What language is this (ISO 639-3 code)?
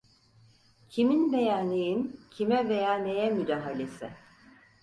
tur